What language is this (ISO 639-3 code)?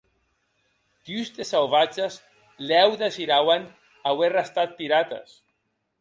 oci